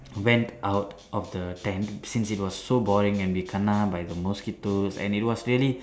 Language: English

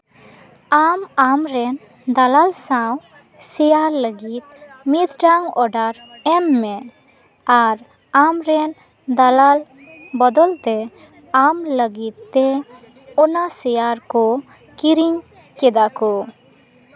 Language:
Santali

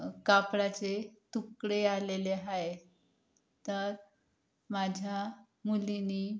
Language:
Marathi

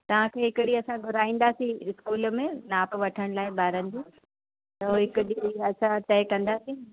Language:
Sindhi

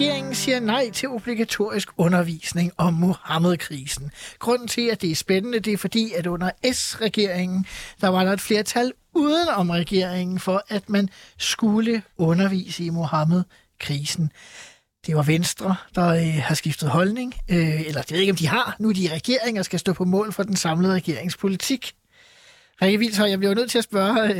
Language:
Danish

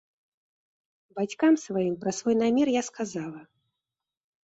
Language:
Belarusian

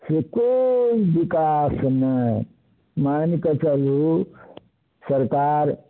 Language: Maithili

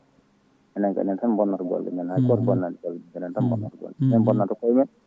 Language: Fula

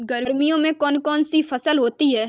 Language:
Hindi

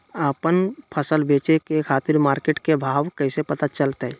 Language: Magahi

